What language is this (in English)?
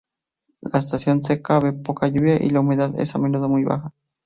Spanish